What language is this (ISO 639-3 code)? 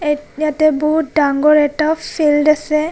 asm